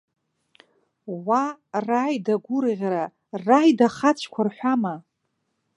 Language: Abkhazian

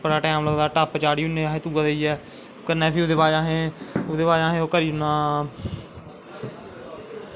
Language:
Dogri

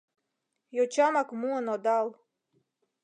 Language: Mari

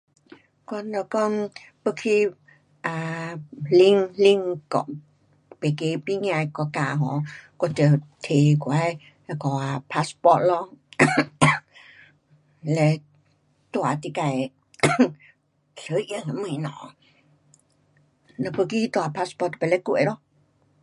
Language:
Pu-Xian Chinese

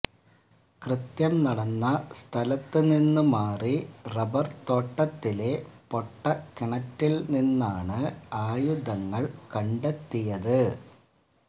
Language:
Malayalam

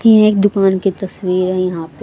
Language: Hindi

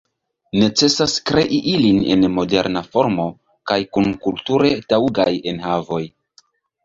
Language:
Esperanto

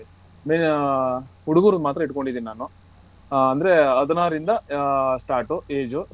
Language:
Kannada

